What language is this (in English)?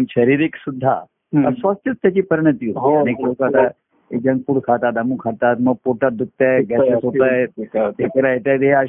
Marathi